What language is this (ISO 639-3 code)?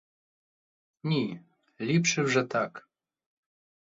ukr